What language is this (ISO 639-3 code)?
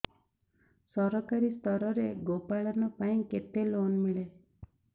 ori